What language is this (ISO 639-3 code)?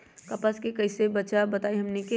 mag